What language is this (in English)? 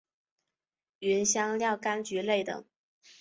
Chinese